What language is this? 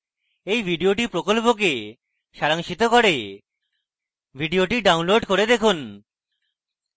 Bangla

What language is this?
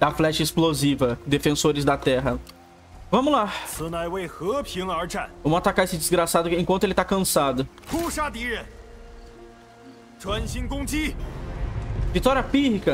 Portuguese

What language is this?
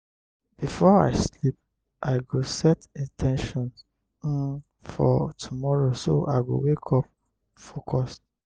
Nigerian Pidgin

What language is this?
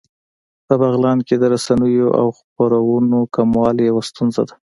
Pashto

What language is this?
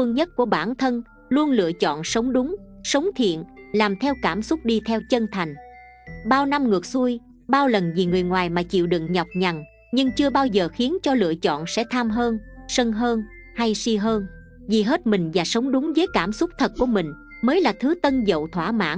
Vietnamese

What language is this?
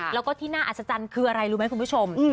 Thai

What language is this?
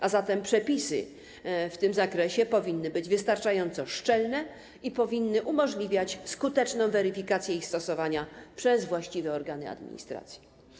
Polish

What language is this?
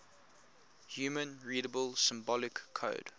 English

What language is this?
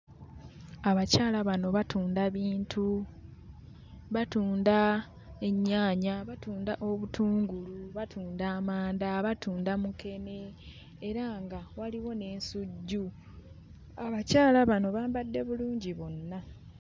Ganda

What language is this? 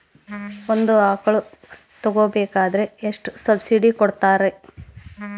Kannada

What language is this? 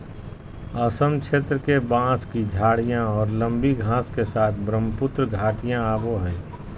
Magahi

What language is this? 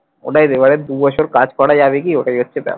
Bangla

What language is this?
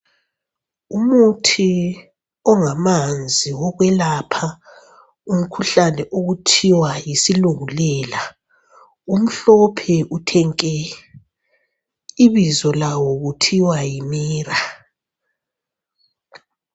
North Ndebele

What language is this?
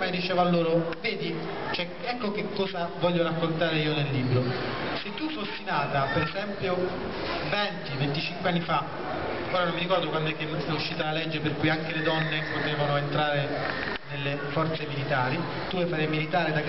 Italian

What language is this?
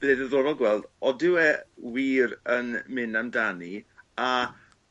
Welsh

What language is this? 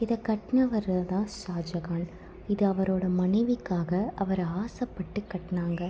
Tamil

